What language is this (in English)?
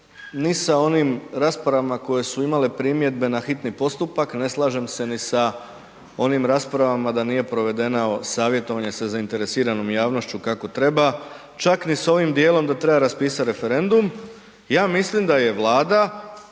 Croatian